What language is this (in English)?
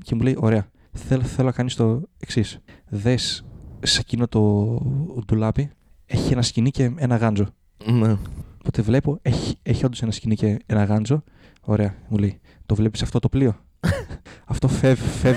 Greek